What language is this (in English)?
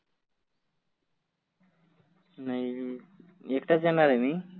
Marathi